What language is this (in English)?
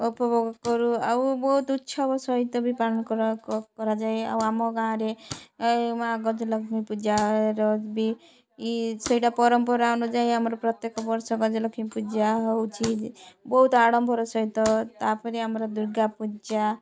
Odia